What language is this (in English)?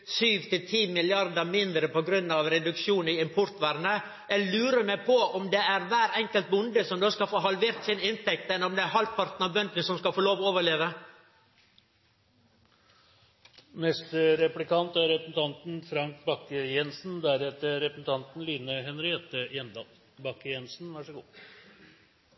Norwegian Nynorsk